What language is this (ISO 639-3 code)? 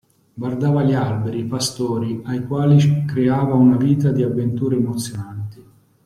ita